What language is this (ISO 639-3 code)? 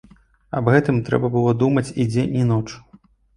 bel